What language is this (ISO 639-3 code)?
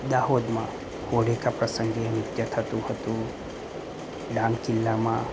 guj